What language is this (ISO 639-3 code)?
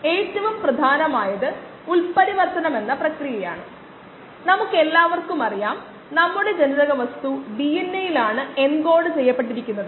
mal